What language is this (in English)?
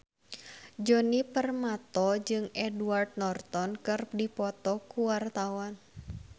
Sundanese